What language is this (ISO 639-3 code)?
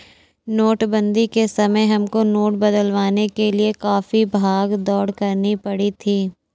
hin